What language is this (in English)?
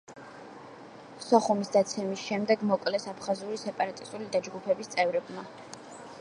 Georgian